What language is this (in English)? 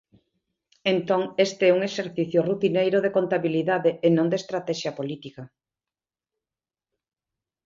Galician